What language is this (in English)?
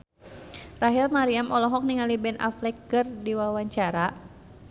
Sundanese